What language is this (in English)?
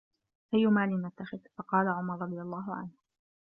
Arabic